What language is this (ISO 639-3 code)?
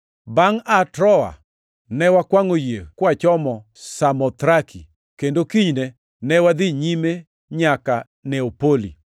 luo